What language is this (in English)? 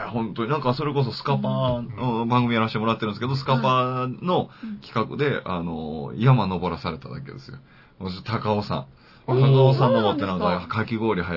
Japanese